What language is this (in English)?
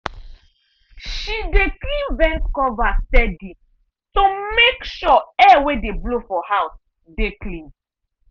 Nigerian Pidgin